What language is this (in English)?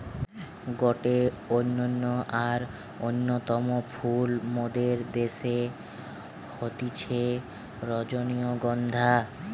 Bangla